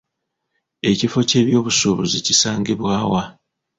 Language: Ganda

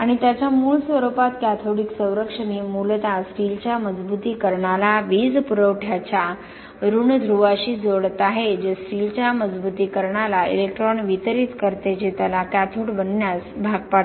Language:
Marathi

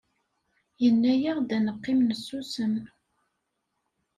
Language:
Kabyle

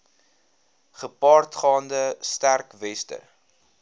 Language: Afrikaans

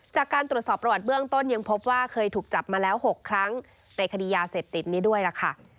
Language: Thai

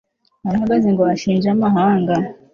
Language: Kinyarwanda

